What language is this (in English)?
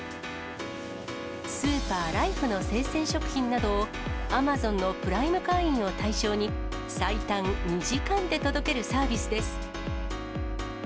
Japanese